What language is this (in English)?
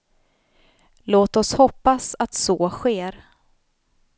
Swedish